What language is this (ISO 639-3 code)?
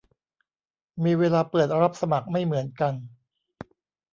tha